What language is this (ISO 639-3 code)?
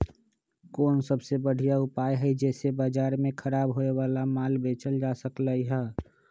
mag